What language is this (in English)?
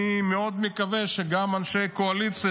Hebrew